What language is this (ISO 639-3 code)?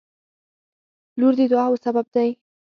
pus